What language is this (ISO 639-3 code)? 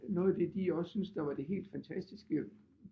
dan